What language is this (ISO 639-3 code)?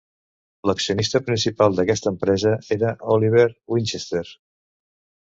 cat